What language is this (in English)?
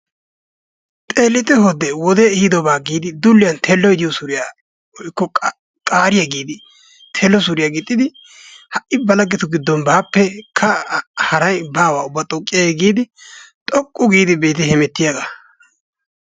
Wolaytta